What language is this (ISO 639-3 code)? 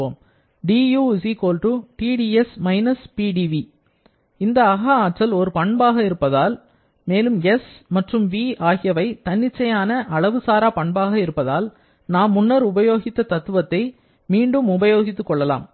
tam